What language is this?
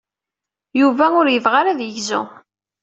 Kabyle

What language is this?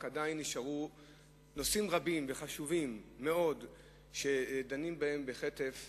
Hebrew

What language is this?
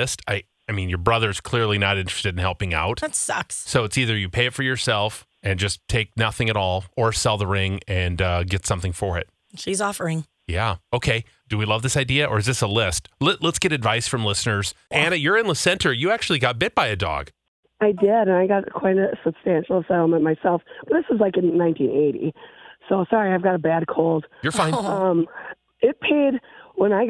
English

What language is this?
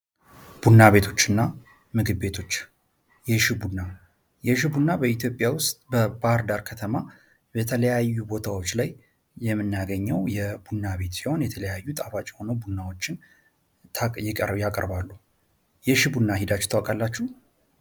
Amharic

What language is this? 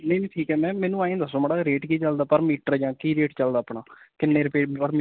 Punjabi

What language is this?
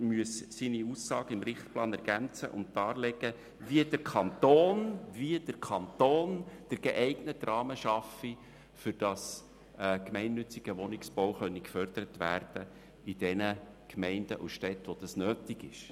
Swiss German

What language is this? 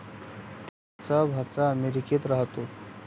Marathi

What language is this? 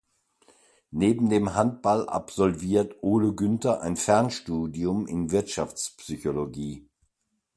German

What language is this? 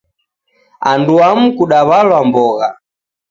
Taita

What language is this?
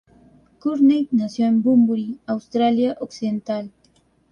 Spanish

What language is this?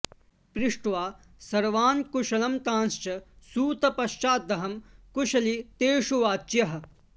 Sanskrit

